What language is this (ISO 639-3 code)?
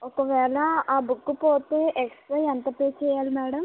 tel